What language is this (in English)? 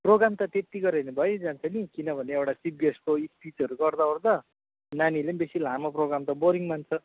Nepali